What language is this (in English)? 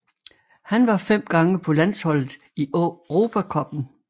Danish